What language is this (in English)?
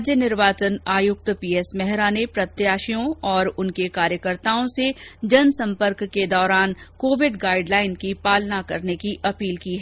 Hindi